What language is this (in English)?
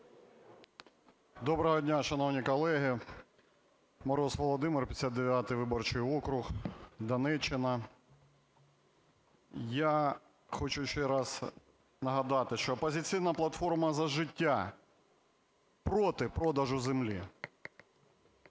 Ukrainian